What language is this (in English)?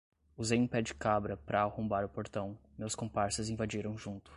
Portuguese